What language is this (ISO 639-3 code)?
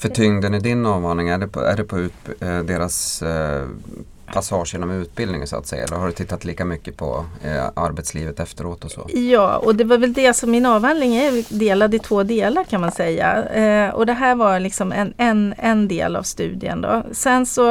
swe